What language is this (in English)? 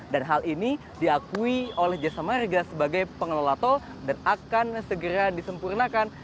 Indonesian